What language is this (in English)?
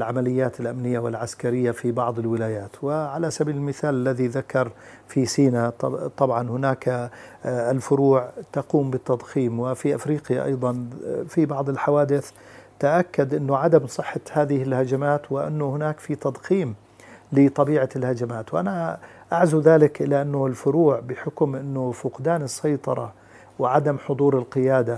Arabic